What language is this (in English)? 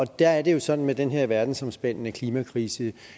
Danish